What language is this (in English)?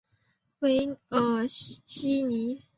Chinese